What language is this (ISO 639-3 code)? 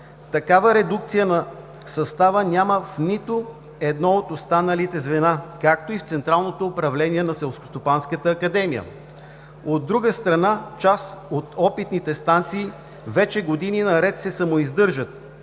bul